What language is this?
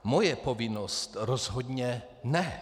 Czech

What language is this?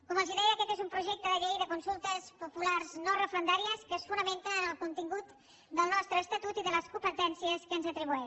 Catalan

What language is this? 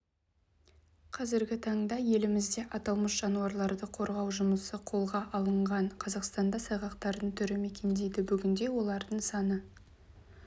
Kazakh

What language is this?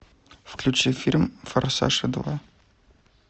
Russian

